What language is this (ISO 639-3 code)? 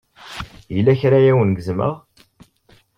kab